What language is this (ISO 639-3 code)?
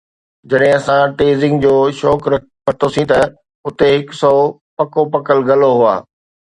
snd